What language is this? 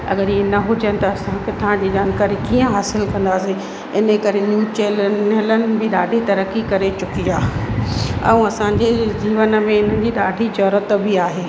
Sindhi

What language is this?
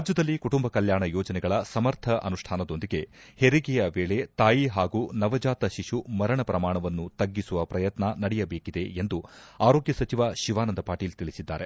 Kannada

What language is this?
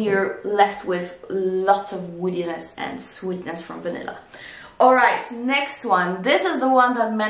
English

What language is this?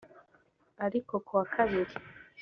Kinyarwanda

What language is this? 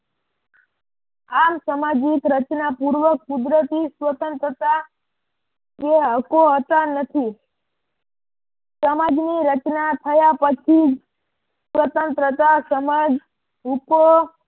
Gujarati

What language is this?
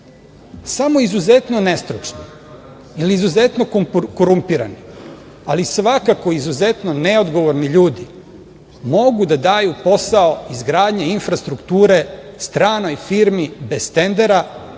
Serbian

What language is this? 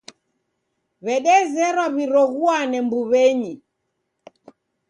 Taita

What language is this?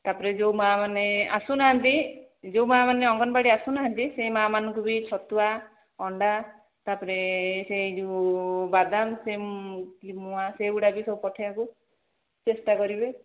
Odia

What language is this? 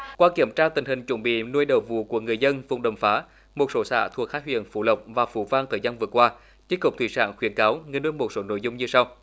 Vietnamese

